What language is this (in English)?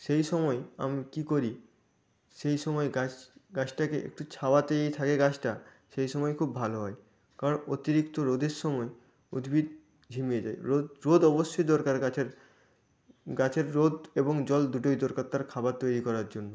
Bangla